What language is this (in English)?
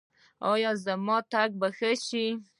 Pashto